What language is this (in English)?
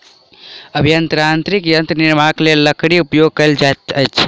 Maithili